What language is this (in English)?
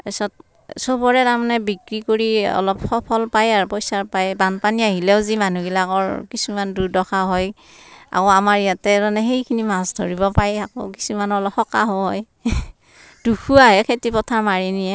Assamese